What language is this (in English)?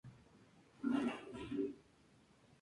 Spanish